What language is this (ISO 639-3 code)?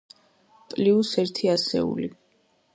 kat